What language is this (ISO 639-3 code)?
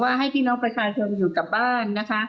tha